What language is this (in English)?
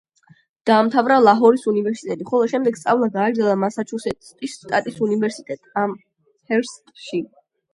Georgian